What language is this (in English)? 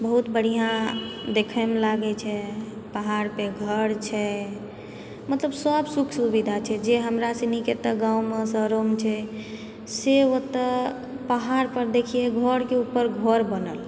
Maithili